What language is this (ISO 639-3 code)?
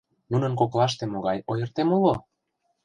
chm